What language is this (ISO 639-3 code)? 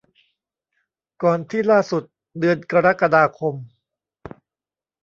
tha